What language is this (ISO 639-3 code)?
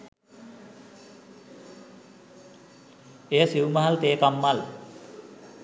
sin